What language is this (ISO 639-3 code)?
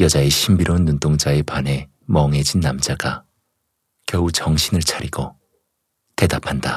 kor